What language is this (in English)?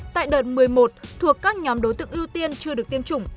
Vietnamese